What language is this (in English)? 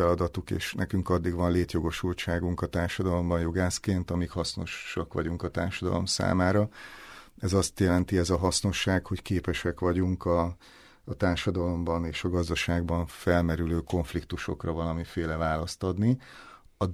Hungarian